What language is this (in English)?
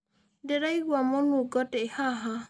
Kikuyu